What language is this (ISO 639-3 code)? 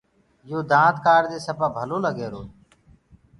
ggg